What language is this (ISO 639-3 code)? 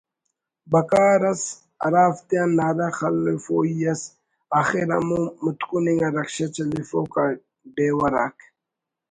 brh